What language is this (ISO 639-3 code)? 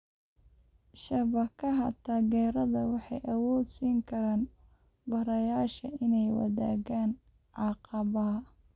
som